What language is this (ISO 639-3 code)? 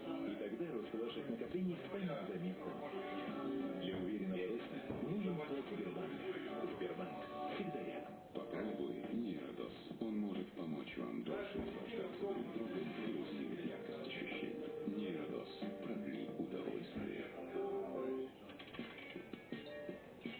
rus